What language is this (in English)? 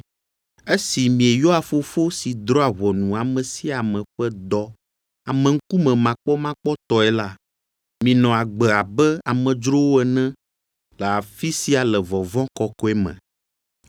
Ewe